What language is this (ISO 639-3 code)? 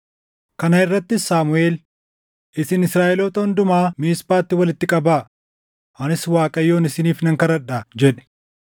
orm